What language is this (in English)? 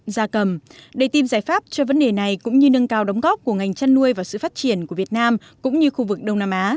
Vietnamese